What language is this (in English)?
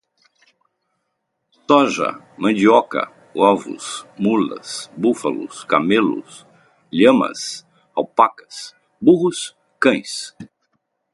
Portuguese